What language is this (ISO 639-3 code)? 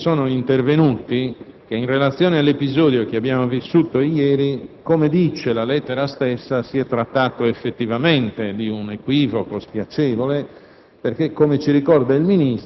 ita